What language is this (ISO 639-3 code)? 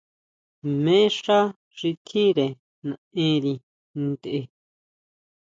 mau